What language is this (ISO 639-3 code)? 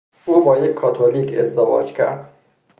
fas